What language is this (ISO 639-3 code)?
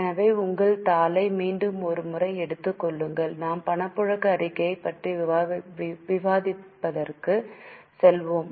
tam